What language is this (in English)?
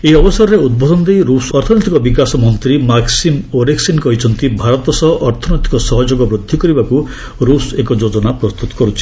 Odia